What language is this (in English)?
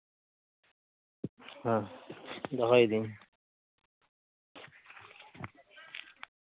Santali